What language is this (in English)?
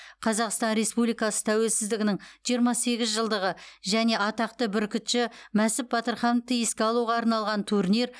Kazakh